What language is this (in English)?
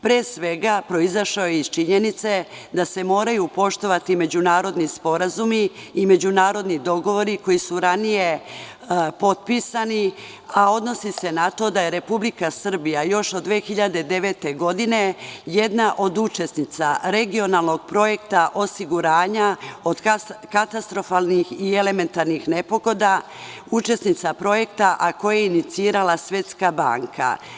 Serbian